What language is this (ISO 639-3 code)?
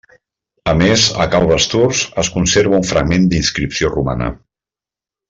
cat